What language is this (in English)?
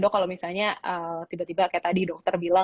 Indonesian